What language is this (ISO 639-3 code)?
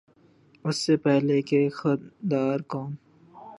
urd